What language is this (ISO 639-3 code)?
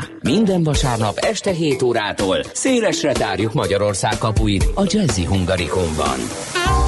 hun